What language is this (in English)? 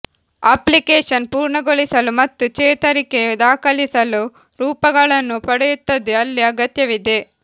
Kannada